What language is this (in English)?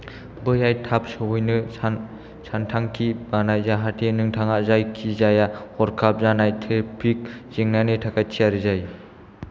Bodo